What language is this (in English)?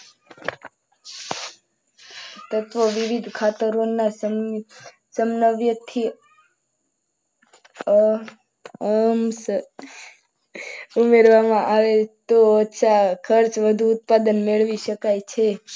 Gujarati